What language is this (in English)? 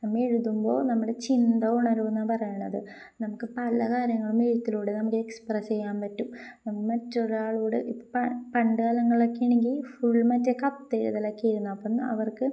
Malayalam